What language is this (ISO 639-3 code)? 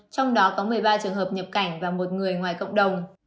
vie